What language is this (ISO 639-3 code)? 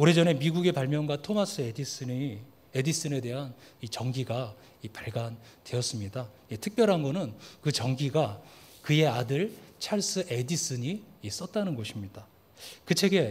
kor